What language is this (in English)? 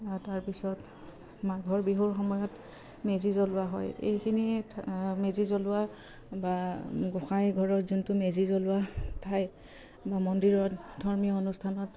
Assamese